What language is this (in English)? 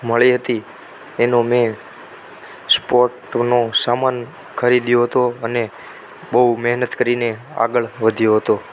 Gujarati